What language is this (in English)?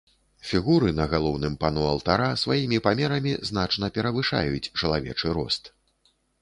Belarusian